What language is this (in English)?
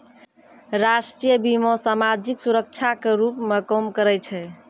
Maithili